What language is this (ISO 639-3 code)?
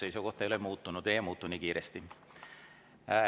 est